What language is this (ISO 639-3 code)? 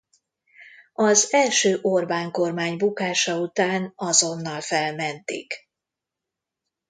hun